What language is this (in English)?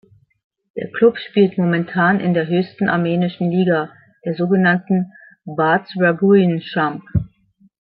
German